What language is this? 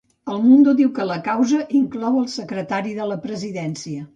Catalan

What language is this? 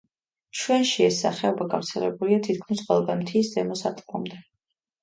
Georgian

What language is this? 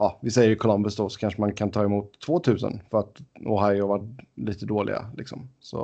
Swedish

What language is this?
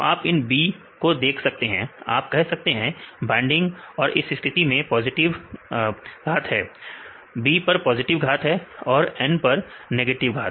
Hindi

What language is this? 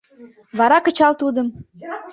Mari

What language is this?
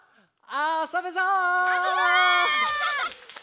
Japanese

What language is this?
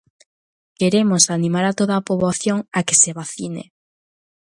Galician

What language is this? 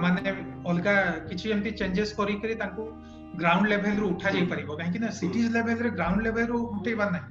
Hindi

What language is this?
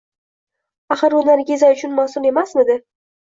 Uzbek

